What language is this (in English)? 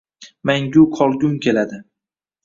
Uzbek